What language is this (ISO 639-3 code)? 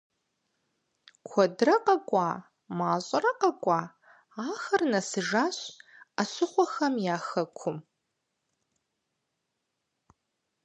kbd